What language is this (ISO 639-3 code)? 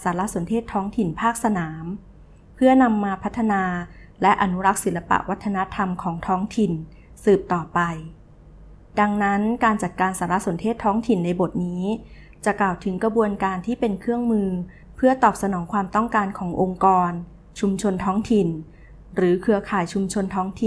tha